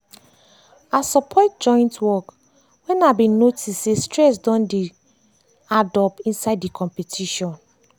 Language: Nigerian Pidgin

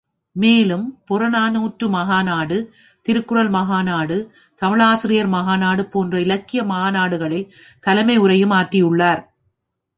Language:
Tamil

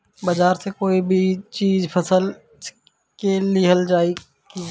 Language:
Bhojpuri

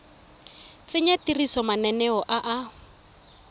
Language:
Tswana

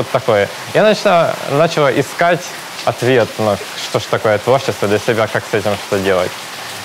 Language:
Russian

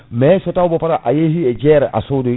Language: Fula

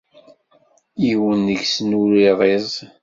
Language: Kabyle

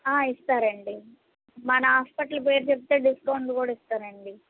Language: Telugu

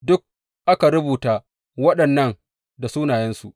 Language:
Hausa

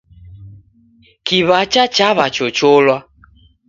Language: Taita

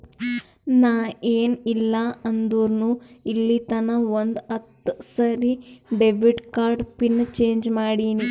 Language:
Kannada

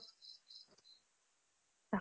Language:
Assamese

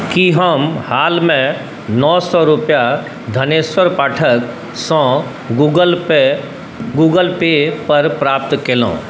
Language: Maithili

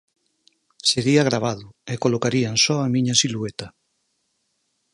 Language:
Galician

